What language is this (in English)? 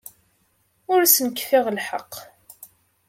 Kabyle